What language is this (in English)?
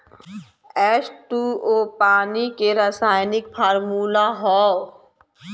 Bhojpuri